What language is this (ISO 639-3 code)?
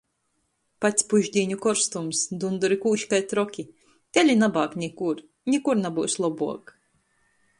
ltg